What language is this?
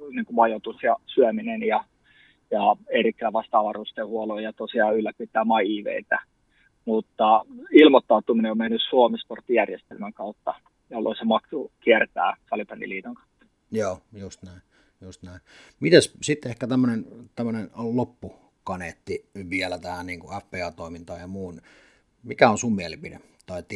Finnish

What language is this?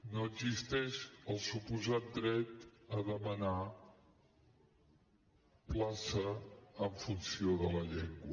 Catalan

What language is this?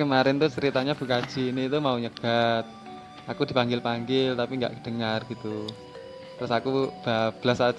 Indonesian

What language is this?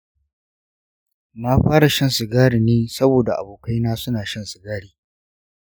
Hausa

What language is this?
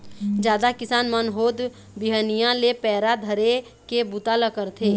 Chhattisgarhi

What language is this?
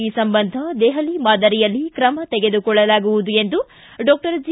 Kannada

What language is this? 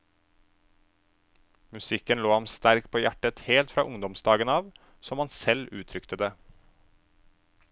Norwegian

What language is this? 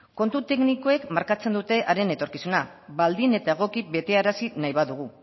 Basque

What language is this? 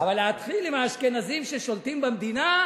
Hebrew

